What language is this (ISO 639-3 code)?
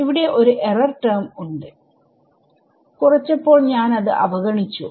mal